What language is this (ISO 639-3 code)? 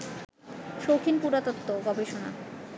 ben